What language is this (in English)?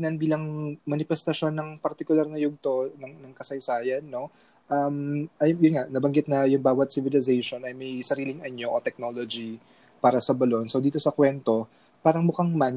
Filipino